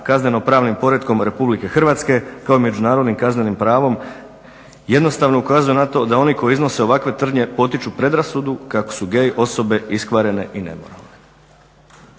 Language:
Croatian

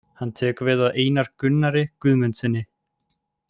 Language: Icelandic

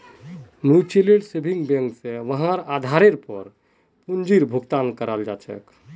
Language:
Magahi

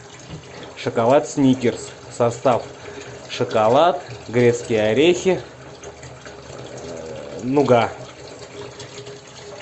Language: Russian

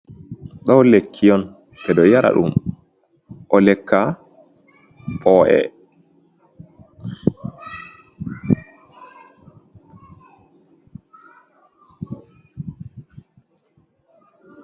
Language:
Fula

